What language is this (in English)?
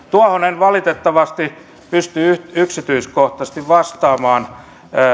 Finnish